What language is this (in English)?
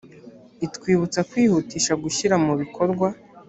Kinyarwanda